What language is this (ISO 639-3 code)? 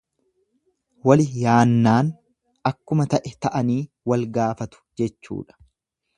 orm